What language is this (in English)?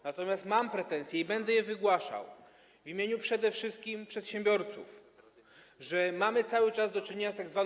Polish